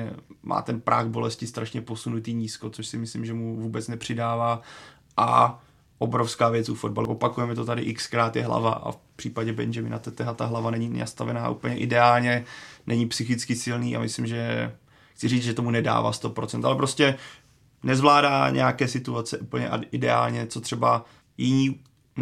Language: Czech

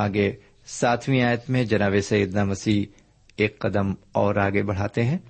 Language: Urdu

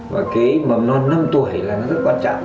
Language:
Vietnamese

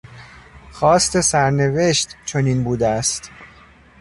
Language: Persian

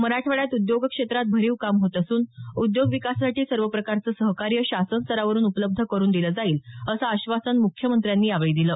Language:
Marathi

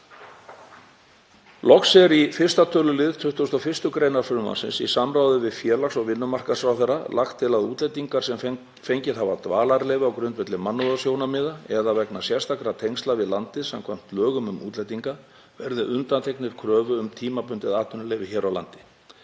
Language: Icelandic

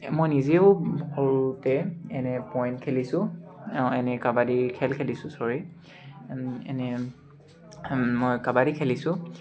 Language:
Assamese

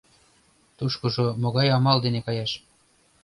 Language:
Mari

